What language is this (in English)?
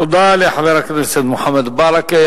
Hebrew